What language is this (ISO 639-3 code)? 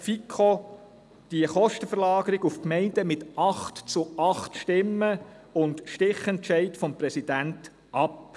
gsw